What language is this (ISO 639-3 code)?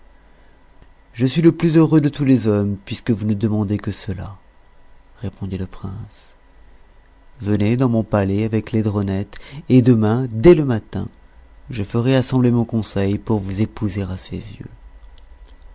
fra